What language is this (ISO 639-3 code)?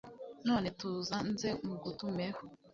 kin